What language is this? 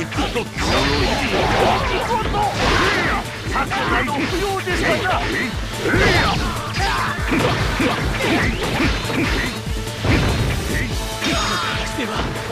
Japanese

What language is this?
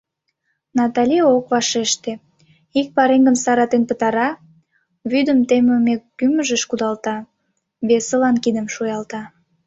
Mari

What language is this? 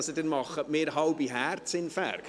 Swiss German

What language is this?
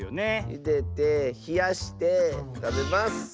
Japanese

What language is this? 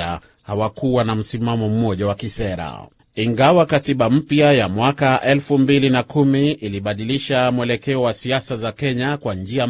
Swahili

